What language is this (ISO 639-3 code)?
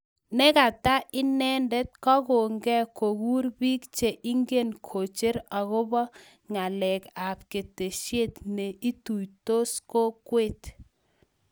kln